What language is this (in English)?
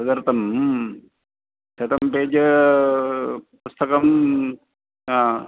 Sanskrit